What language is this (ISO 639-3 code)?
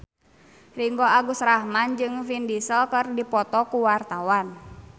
sun